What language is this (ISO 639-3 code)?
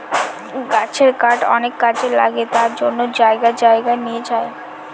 ben